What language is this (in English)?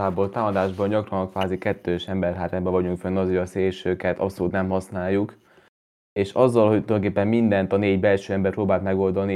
Hungarian